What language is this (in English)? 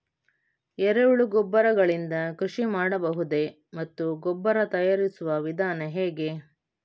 Kannada